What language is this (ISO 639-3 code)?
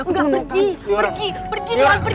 ind